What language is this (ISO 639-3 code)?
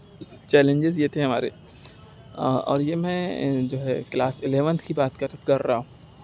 urd